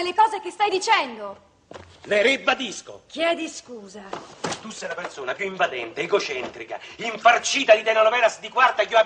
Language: Italian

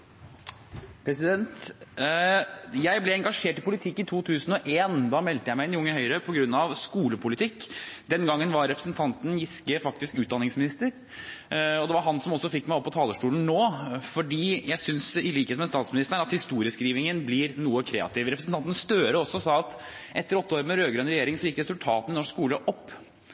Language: Norwegian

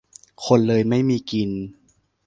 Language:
Thai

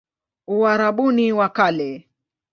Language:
Swahili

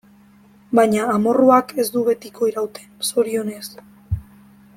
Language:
Basque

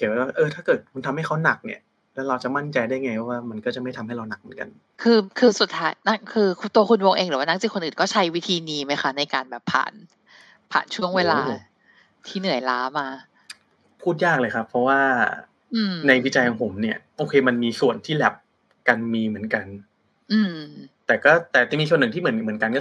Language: Thai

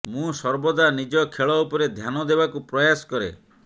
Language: Odia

